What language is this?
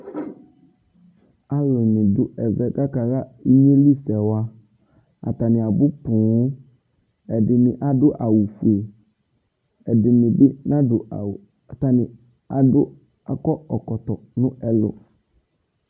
Ikposo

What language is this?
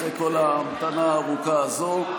Hebrew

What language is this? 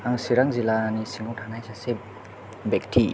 Bodo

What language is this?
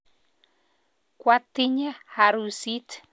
Kalenjin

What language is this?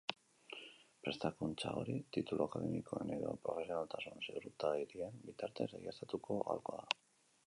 Basque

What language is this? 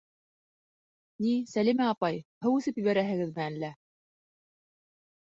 Bashkir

